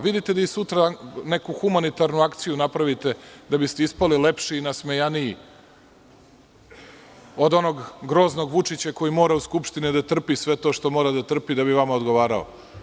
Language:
Serbian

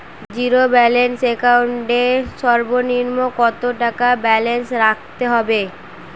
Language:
Bangla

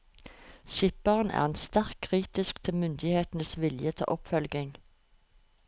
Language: Norwegian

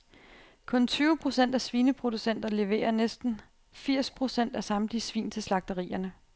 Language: Danish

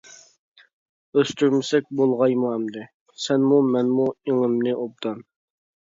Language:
Uyghur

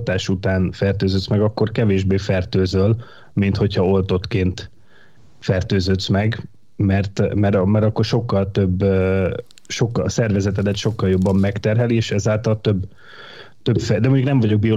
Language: Hungarian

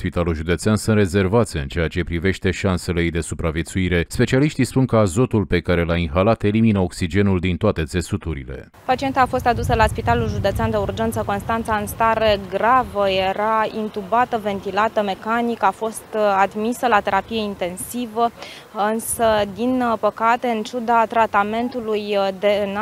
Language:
Romanian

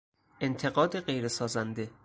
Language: Persian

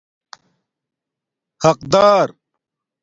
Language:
Domaaki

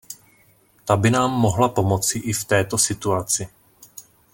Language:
Czech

